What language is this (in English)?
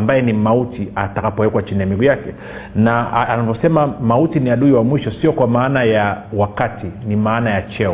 Swahili